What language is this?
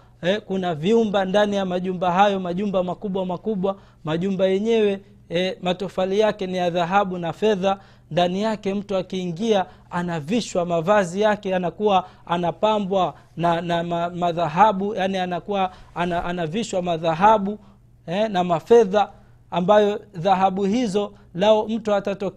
Swahili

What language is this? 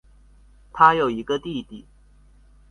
Chinese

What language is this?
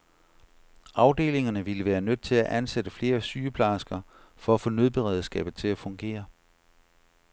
Danish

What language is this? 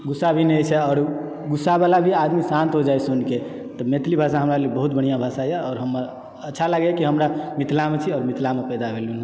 Maithili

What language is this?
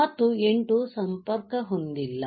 Kannada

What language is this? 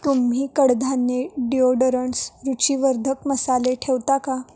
Marathi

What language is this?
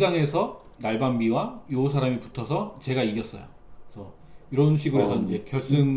Korean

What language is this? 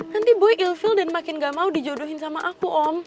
Indonesian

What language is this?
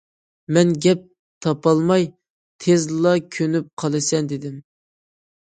Uyghur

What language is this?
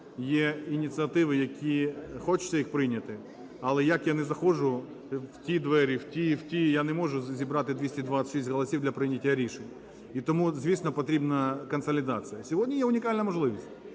Ukrainian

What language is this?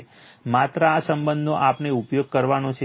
Gujarati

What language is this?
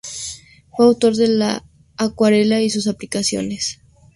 Spanish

